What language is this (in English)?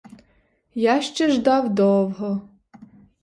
Ukrainian